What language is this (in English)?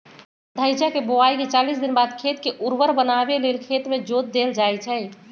Magahi